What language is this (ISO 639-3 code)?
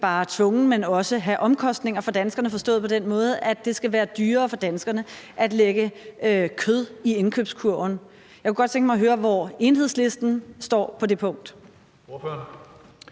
dan